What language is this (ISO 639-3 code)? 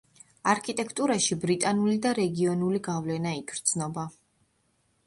kat